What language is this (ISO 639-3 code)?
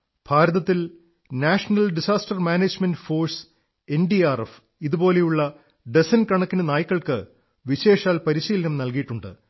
mal